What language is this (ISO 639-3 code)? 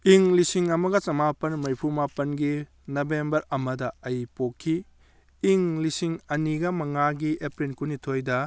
mni